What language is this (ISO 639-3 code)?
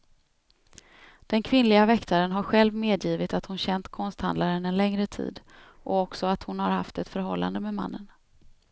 swe